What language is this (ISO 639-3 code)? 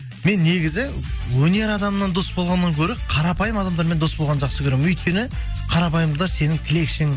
kaz